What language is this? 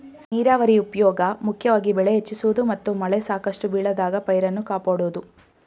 Kannada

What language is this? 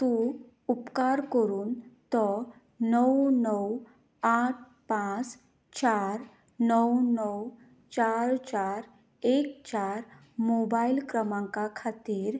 Konkani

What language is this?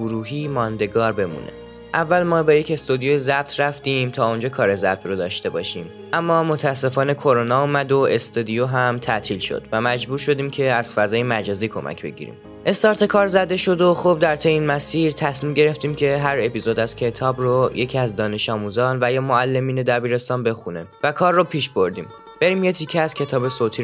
Persian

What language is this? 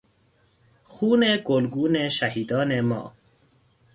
Persian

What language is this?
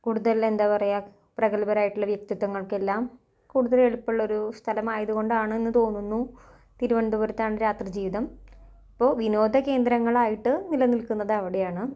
Malayalam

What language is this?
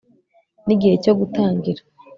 Kinyarwanda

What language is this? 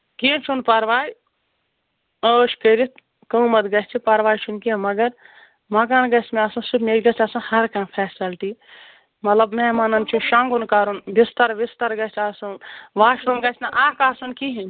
Kashmiri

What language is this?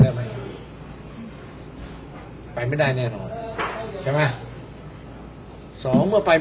Thai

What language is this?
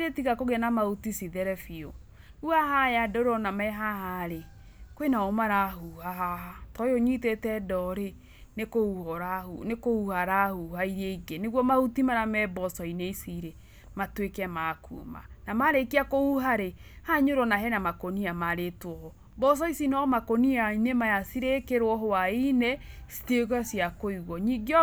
Kikuyu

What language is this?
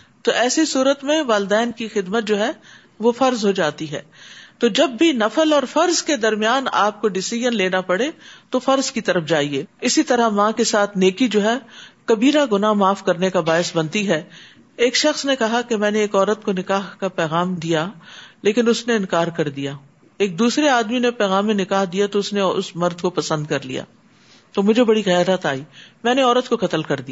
Urdu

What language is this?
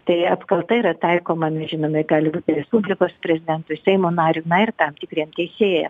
Lithuanian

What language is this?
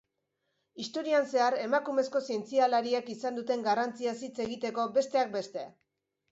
Basque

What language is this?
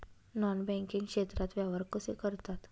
Marathi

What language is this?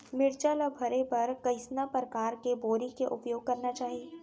Chhattisgarhi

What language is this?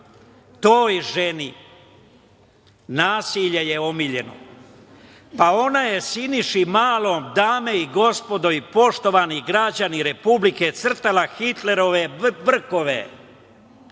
Serbian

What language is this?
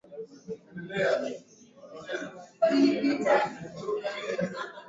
Swahili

